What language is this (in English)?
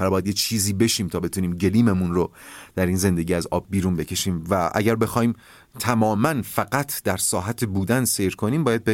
Persian